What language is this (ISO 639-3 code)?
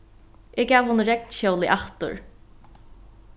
fao